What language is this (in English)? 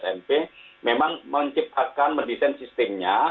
Indonesian